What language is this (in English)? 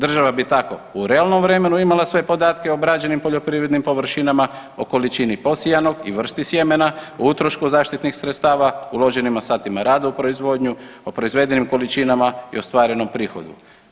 Croatian